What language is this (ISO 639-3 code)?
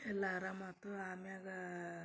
kan